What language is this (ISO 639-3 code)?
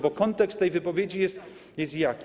pol